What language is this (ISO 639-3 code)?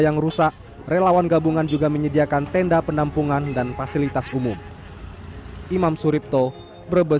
ind